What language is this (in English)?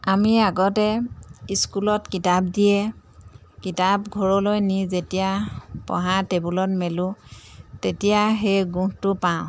Assamese